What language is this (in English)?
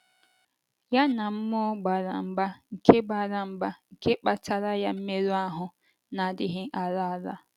Igbo